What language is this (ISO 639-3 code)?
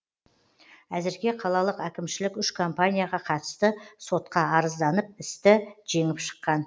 kaz